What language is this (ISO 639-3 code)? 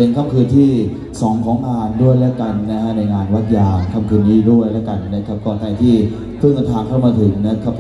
tha